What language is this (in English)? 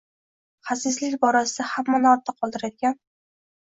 Uzbek